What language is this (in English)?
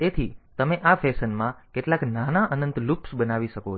Gujarati